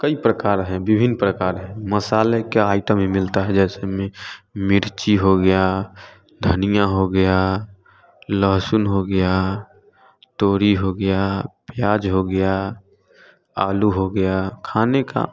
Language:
Hindi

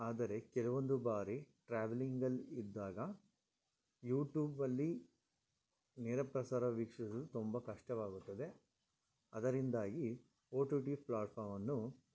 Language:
Kannada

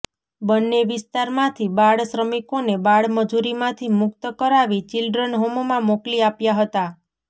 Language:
Gujarati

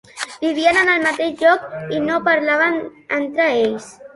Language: Catalan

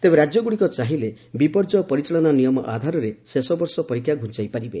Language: Odia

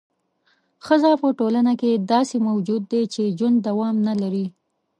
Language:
Pashto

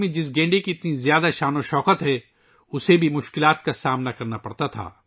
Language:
Urdu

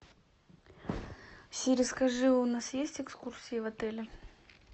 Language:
Russian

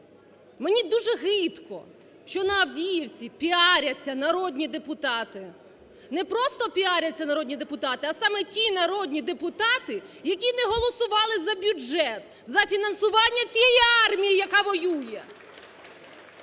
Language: Ukrainian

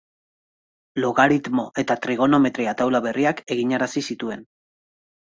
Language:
Basque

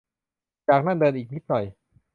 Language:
Thai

